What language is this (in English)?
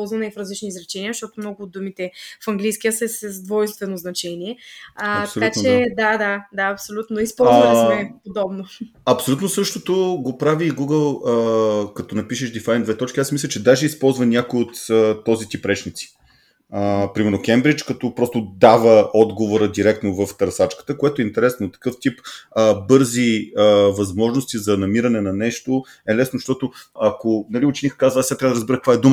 Bulgarian